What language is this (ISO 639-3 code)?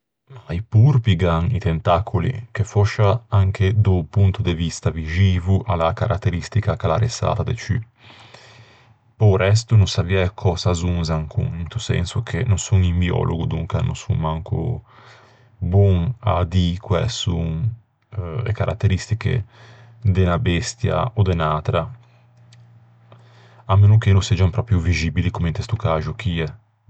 lij